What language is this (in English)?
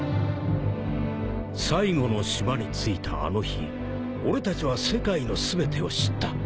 Japanese